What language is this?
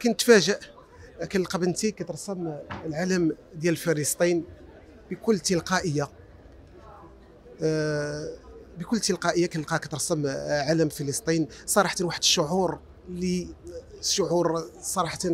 Arabic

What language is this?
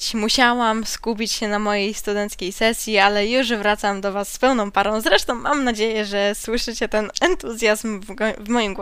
Polish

